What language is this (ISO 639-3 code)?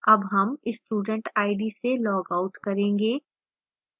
hin